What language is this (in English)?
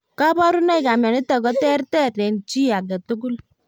Kalenjin